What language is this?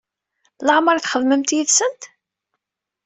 Kabyle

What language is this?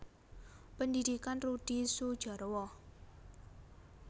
Javanese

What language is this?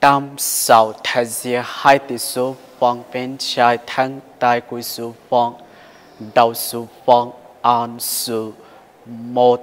Thai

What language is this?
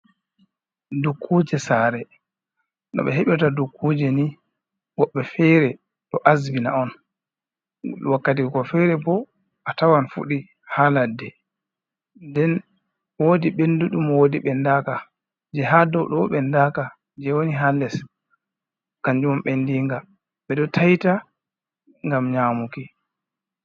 Fula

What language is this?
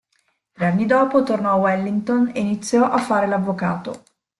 Italian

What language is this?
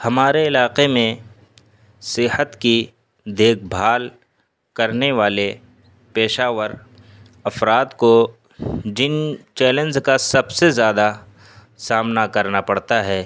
Urdu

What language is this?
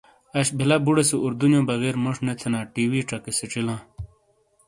Shina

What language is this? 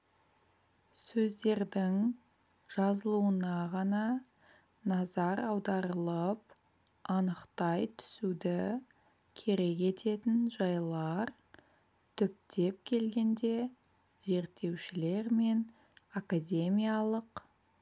Kazakh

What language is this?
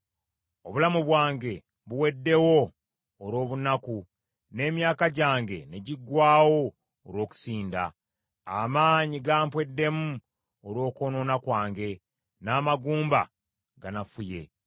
Ganda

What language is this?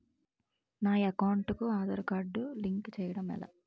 Telugu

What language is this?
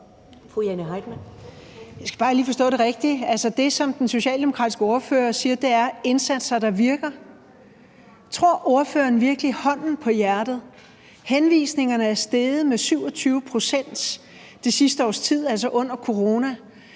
Danish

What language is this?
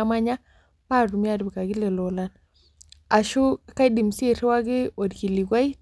Masai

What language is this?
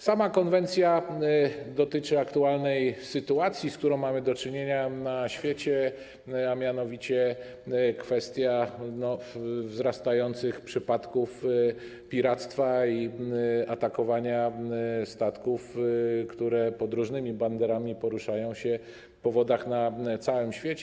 Polish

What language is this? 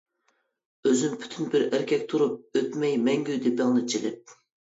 Uyghur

